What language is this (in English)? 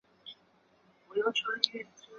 Chinese